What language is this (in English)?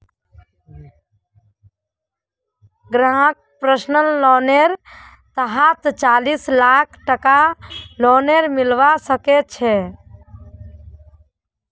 Magahi